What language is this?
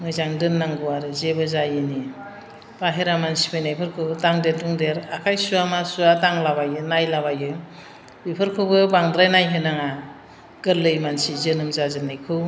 Bodo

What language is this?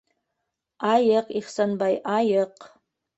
Bashkir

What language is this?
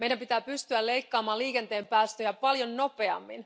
Finnish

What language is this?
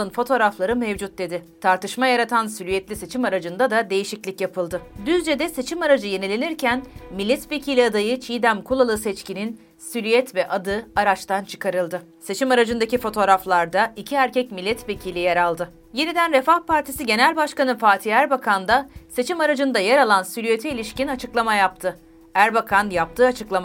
Turkish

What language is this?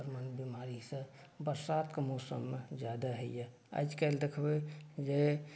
Maithili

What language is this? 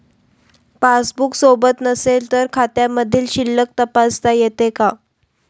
Marathi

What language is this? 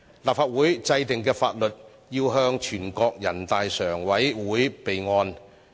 Cantonese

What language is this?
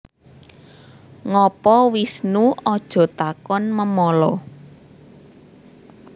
Javanese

